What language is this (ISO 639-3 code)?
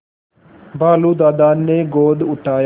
hin